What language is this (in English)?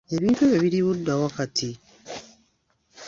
Ganda